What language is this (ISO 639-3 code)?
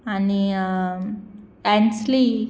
kok